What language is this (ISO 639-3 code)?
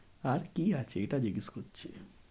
ben